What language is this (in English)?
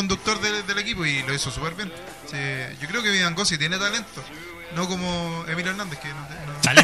Spanish